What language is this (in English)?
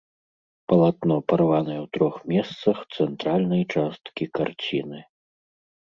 Belarusian